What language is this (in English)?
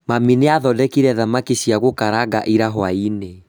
Kikuyu